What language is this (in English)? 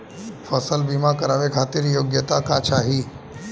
Bhojpuri